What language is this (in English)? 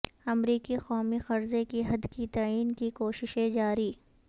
Urdu